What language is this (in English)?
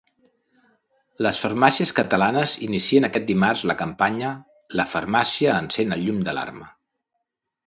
Catalan